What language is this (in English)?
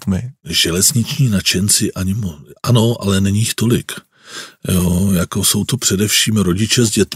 Czech